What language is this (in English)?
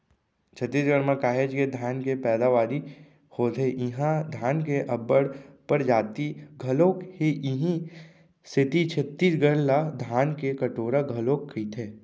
Chhattisgarhi